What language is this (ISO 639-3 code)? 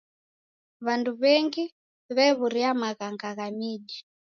dav